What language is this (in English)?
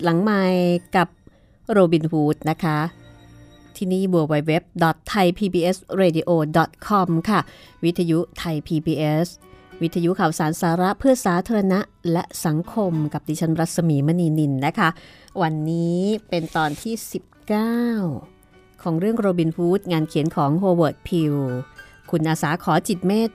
Thai